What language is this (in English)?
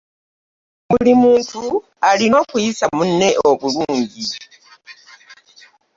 Ganda